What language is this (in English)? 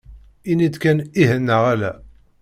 Kabyle